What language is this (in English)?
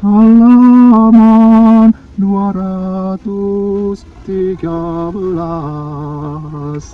Indonesian